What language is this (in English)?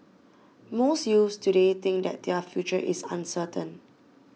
English